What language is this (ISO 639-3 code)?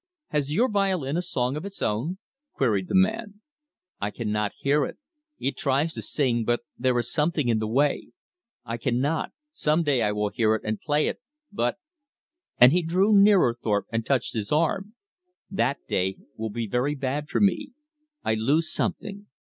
eng